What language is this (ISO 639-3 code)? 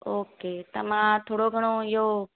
snd